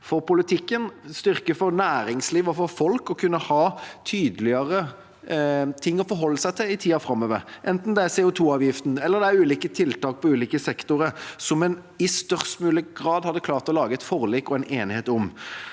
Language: Norwegian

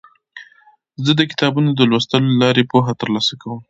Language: Pashto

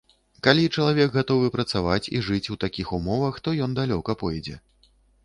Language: Belarusian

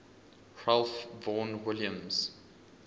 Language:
English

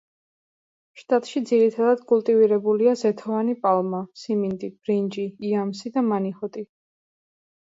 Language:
Georgian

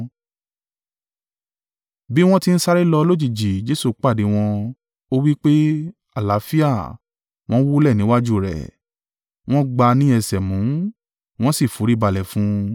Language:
Yoruba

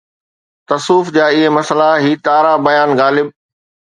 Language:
Sindhi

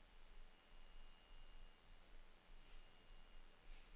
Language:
Norwegian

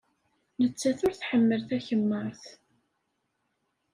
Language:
Kabyle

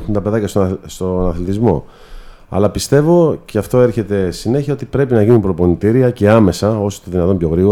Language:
Greek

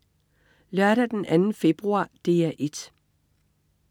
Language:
Danish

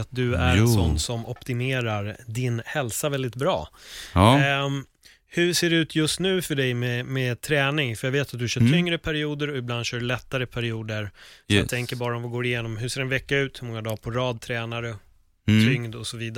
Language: Swedish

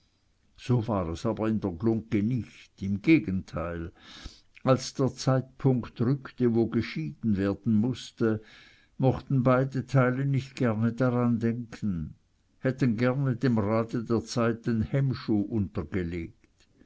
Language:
German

